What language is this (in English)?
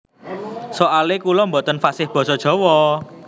Javanese